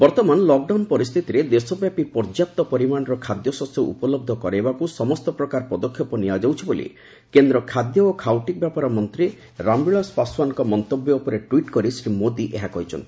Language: Odia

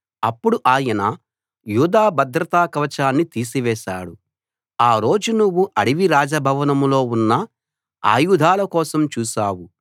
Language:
Telugu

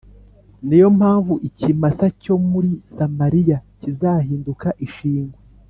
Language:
Kinyarwanda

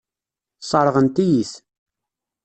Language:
Kabyle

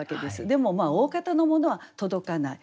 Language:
Japanese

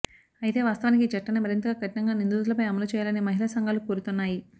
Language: Telugu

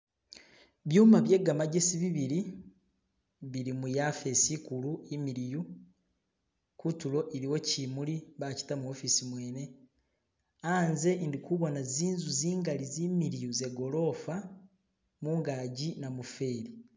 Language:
Masaaba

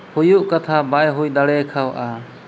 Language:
Santali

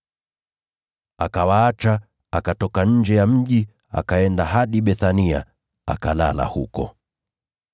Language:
Swahili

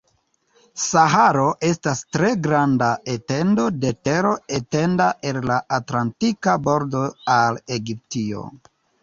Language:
Esperanto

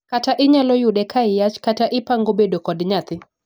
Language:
Luo (Kenya and Tanzania)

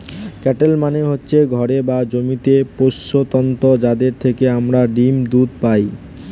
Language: Bangla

